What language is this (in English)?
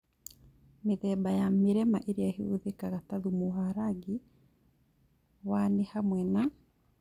Kikuyu